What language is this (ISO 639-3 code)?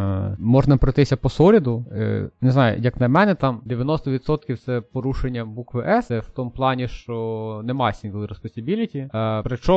ukr